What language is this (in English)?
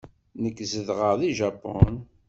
Kabyle